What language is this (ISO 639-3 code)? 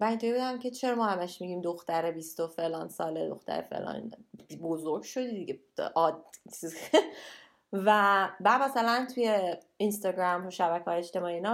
fas